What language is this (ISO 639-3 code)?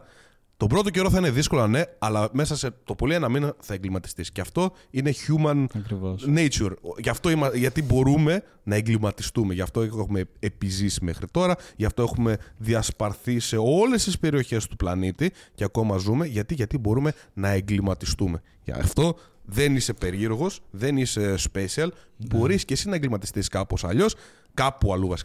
ell